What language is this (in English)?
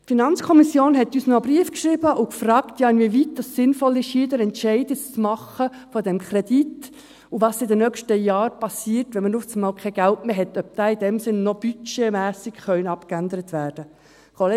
Swiss German